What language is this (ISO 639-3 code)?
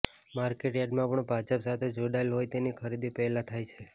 guj